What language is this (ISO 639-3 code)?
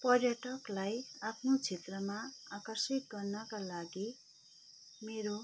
nep